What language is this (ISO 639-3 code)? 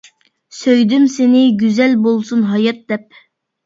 uig